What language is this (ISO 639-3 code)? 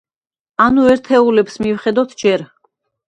kat